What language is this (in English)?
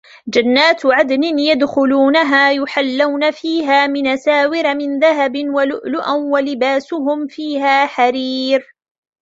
Arabic